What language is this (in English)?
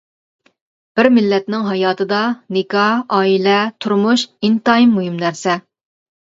Uyghur